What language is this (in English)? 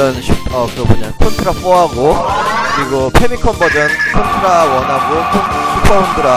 Korean